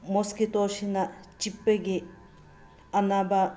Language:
Manipuri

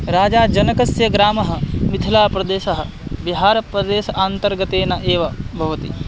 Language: Sanskrit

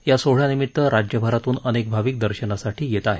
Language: Marathi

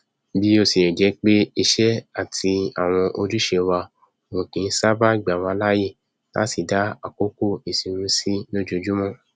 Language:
Yoruba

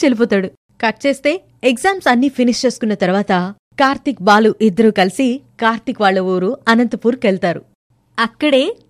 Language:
Telugu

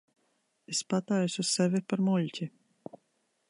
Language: Latvian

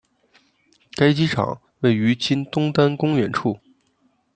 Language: Chinese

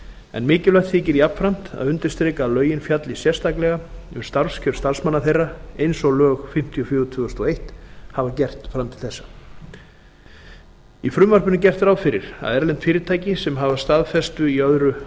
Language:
Icelandic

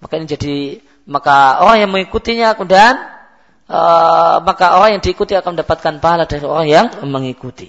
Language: Malay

